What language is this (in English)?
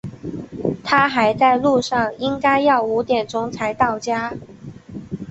Chinese